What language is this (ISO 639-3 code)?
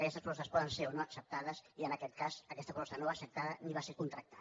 cat